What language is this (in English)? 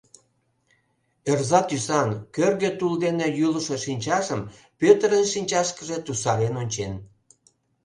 Mari